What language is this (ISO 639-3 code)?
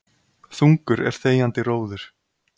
isl